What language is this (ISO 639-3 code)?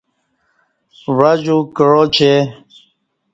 bsh